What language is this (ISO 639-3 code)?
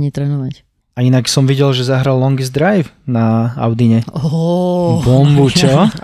slk